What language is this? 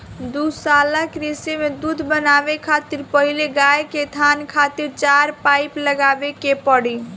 Bhojpuri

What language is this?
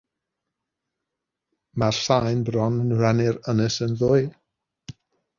Welsh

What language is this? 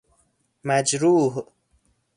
Persian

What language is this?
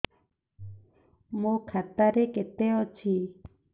Odia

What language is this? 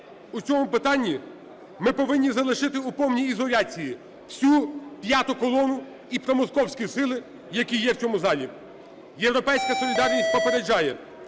Ukrainian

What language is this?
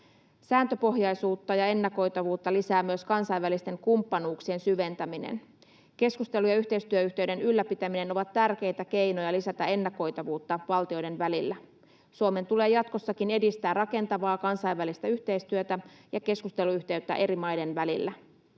Finnish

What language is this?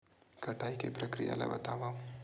Chhattisgarhi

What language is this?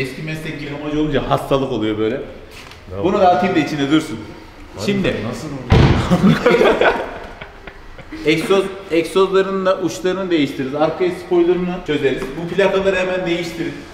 Turkish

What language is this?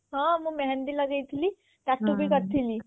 Odia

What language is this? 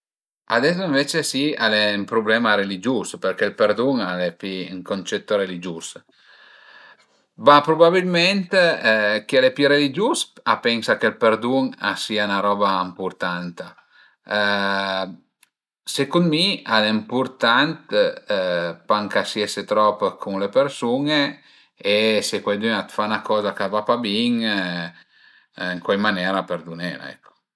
Piedmontese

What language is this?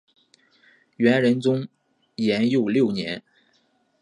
Chinese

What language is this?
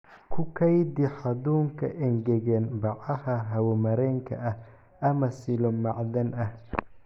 Somali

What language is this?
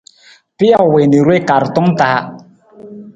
Nawdm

